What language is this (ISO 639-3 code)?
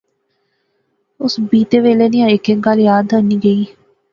phr